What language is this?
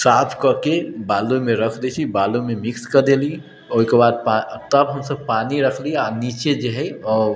Maithili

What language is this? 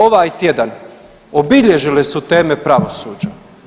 Croatian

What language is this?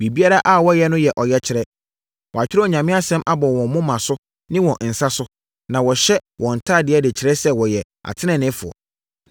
Akan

